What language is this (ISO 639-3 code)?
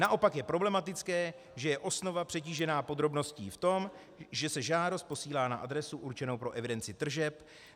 ces